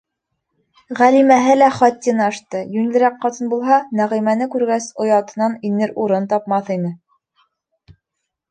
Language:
Bashkir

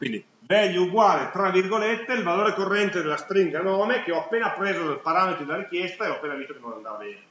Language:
Italian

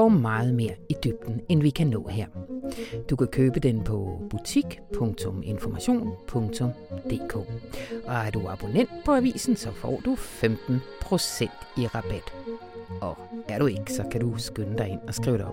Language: Danish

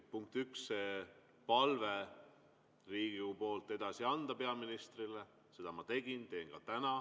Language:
Estonian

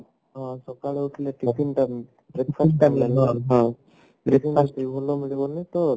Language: Odia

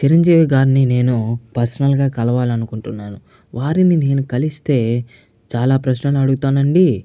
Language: Telugu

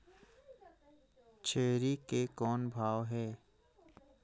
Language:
Chhattisgarhi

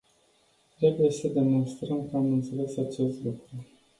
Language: Romanian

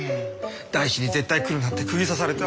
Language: Japanese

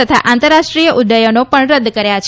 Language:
Gujarati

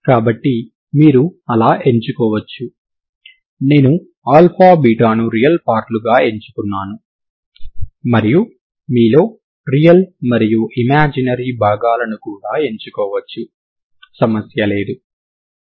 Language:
Telugu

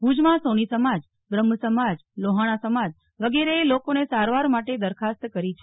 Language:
Gujarati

